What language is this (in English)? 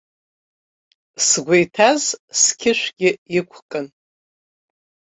Abkhazian